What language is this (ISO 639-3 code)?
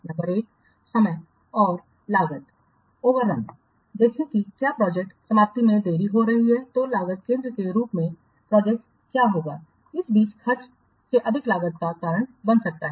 hin